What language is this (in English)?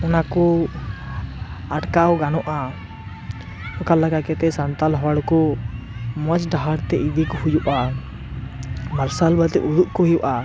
Santali